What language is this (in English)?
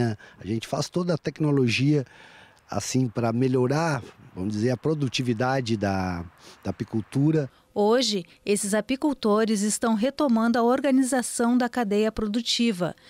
Portuguese